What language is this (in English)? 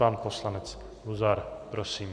Czech